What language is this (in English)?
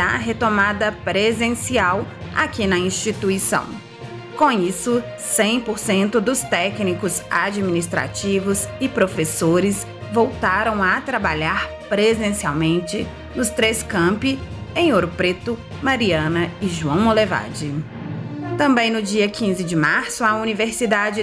Portuguese